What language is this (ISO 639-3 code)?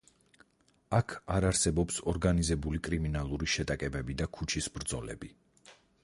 kat